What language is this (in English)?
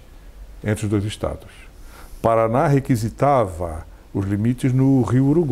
Portuguese